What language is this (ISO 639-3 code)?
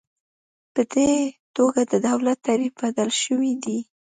pus